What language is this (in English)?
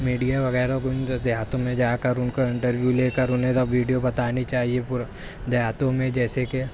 Urdu